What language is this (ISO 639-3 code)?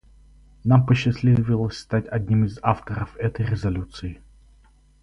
rus